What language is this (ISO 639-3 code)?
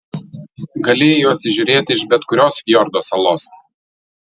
lit